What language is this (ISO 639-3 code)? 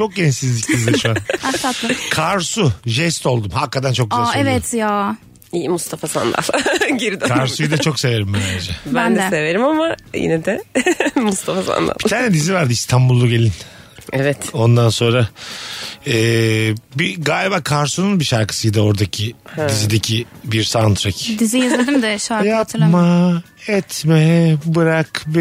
tur